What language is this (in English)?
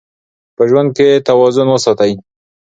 Pashto